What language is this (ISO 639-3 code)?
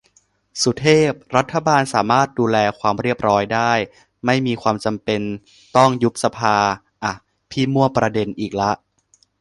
tha